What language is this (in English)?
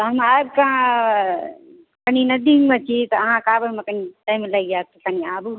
Maithili